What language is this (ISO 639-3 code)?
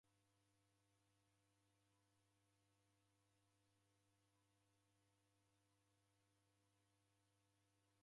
dav